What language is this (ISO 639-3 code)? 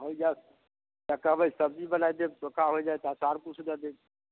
mai